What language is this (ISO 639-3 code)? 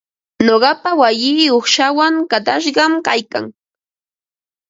qva